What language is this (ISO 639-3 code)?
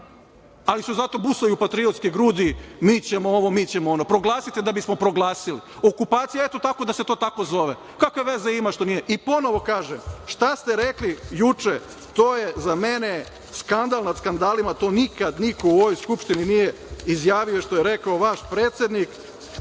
srp